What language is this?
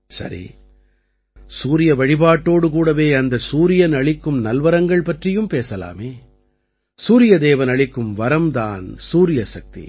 Tamil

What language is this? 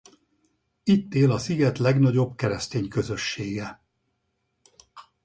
Hungarian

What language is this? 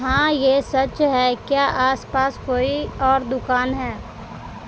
Urdu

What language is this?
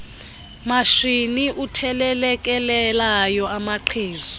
Xhosa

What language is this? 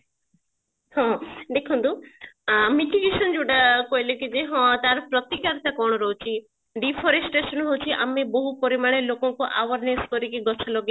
Odia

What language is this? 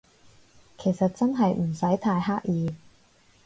Cantonese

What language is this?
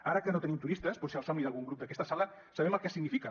Catalan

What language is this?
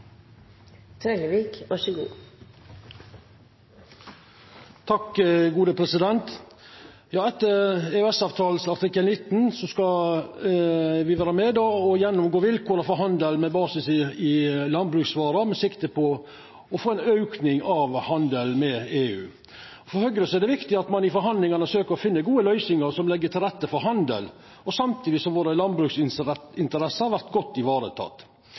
Norwegian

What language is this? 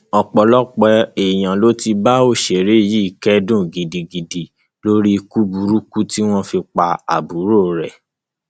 Yoruba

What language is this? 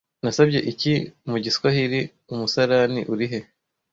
Kinyarwanda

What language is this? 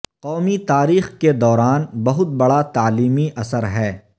Urdu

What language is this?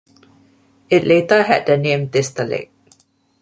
English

